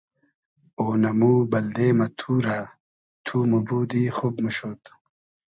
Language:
Hazaragi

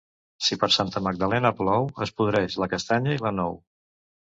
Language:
Catalan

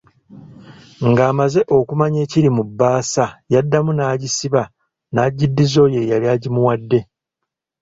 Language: Ganda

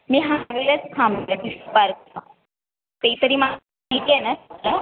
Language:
Marathi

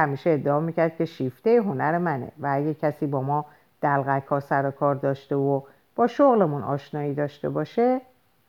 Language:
Persian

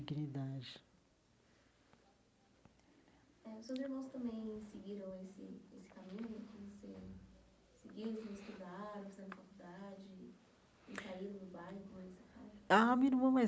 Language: Portuguese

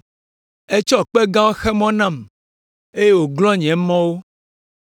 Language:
Ewe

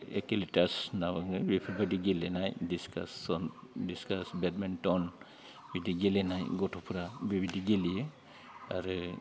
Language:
Bodo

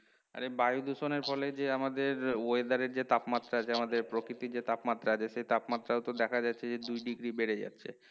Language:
Bangla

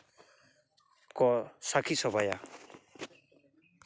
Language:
Santali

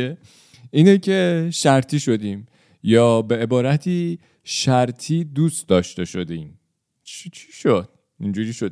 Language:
Persian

